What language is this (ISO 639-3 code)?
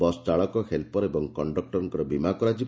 ori